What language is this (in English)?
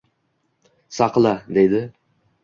Uzbek